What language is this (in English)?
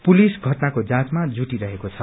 Nepali